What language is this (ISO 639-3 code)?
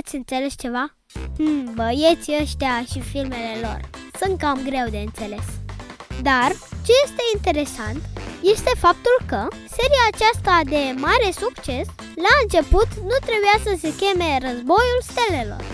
ron